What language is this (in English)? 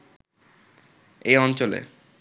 Bangla